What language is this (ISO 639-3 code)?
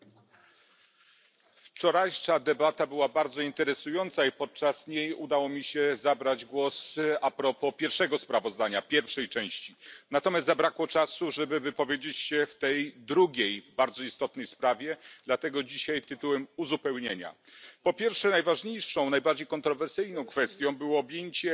pol